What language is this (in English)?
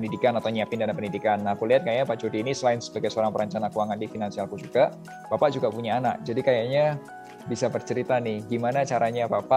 Indonesian